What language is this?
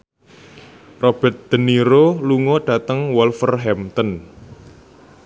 Javanese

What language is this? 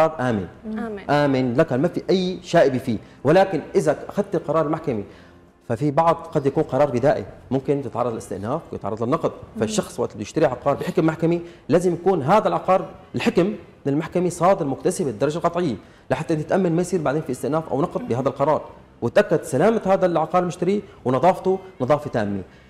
Arabic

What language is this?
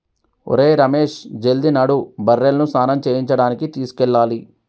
Telugu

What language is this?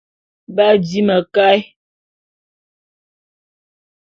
Bulu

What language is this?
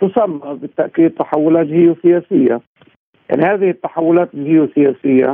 Arabic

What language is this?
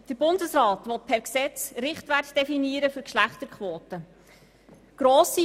Swiss German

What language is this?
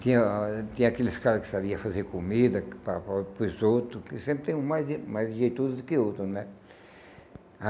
Portuguese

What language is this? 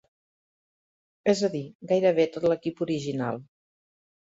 Catalan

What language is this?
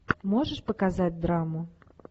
Russian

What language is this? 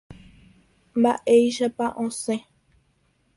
Guarani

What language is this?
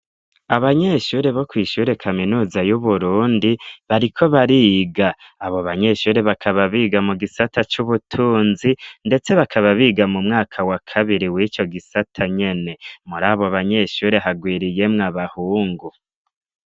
Rundi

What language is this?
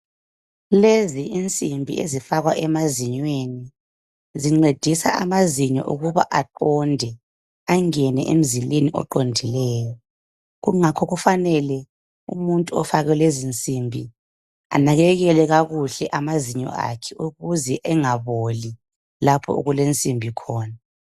North Ndebele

